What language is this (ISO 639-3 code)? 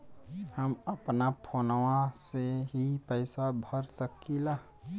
bho